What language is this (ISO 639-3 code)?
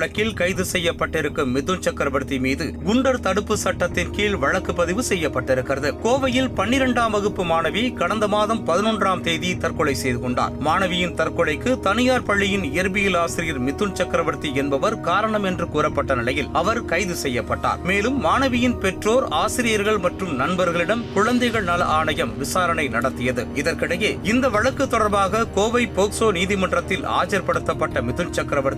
tam